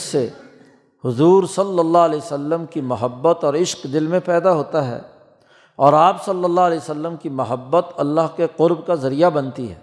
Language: Urdu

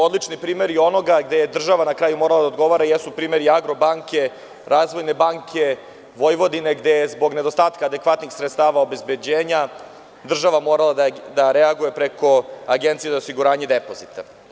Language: Serbian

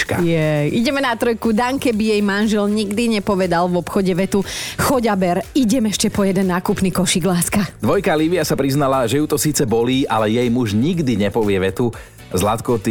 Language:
Slovak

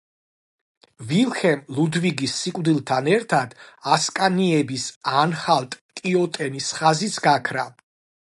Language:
Georgian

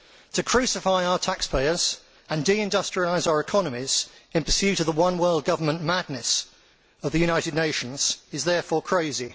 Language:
English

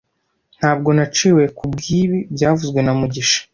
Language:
Kinyarwanda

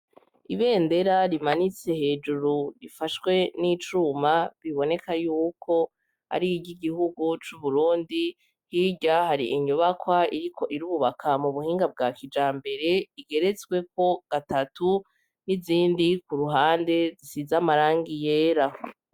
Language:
Rundi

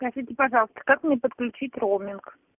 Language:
Russian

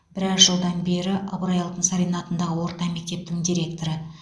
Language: Kazakh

